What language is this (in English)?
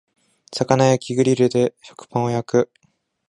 Japanese